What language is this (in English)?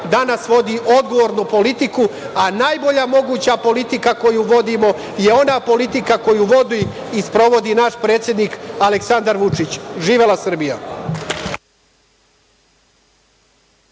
Serbian